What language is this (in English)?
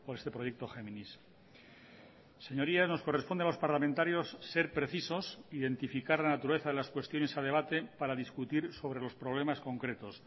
Spanish